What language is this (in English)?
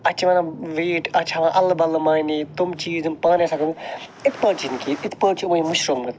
Kashmiri